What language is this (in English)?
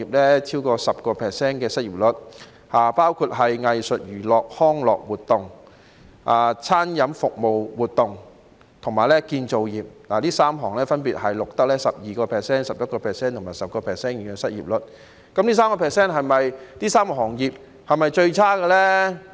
Cantonese